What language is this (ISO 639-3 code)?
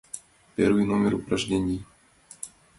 chm